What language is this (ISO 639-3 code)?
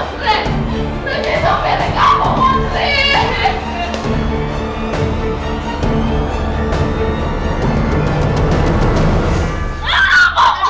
ind